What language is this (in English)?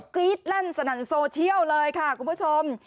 Thai